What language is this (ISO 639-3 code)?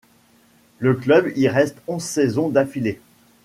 fra